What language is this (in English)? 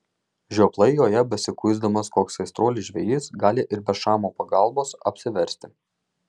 Lithuanian